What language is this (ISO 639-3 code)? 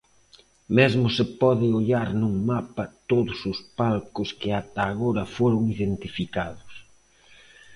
glg